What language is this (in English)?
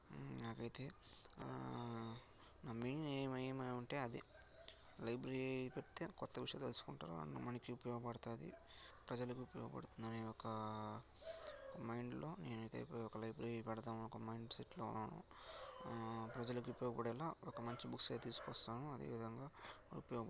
Telugu